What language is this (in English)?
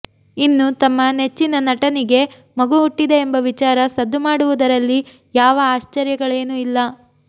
Kannada